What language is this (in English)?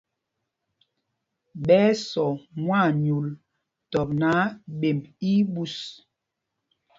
Mpumpong